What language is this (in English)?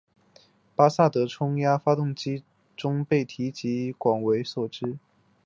Chinese